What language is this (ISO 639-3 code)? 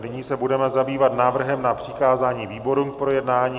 ces